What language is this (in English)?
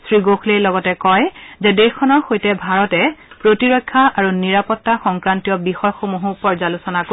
Assamese